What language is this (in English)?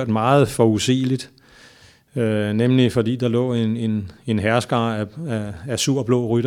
Danish